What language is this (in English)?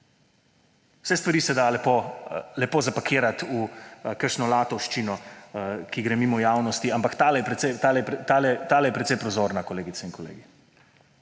Slovenian